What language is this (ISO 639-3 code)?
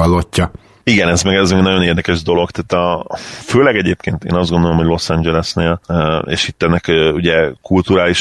hun